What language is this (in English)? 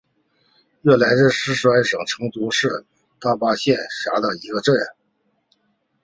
Chinese